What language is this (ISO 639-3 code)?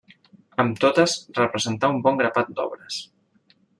cat